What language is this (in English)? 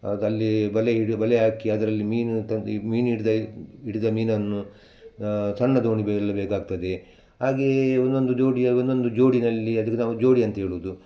Kannada